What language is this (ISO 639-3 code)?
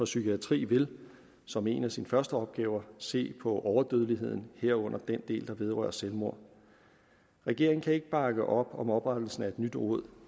dan